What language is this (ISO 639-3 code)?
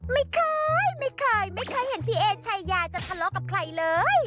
tha